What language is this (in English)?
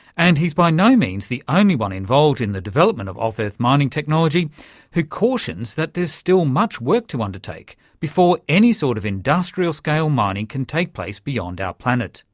English